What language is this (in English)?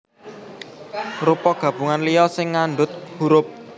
Javanese